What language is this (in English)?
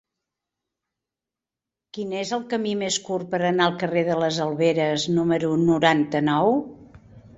Catalan